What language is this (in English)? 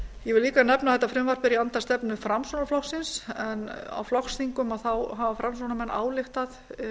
Icelandic